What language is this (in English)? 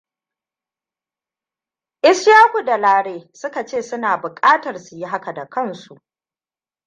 Hausa